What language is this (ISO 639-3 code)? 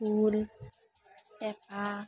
asm